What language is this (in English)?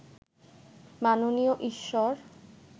Bangla